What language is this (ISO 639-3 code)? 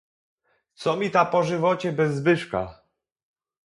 pol